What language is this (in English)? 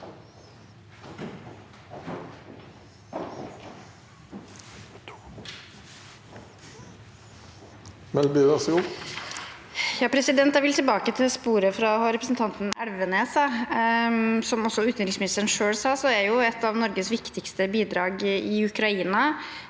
Norwegian